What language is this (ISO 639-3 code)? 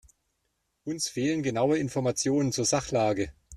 deu